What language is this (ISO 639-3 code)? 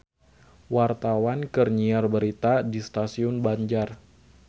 sun